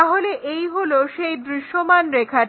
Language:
Bangla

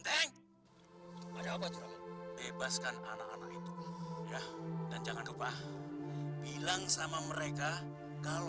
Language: Indonesian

